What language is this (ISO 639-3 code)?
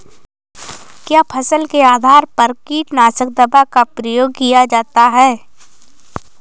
hin